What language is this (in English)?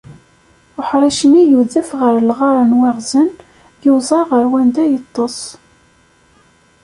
Kabyle